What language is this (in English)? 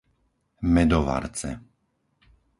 Slovak